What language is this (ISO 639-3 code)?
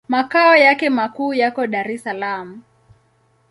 swa